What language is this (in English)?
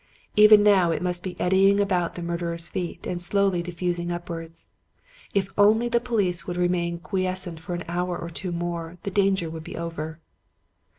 English